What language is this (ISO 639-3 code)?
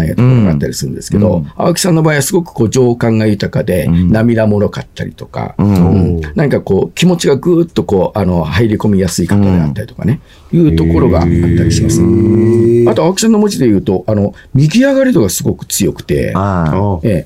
jpn